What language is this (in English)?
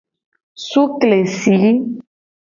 Gen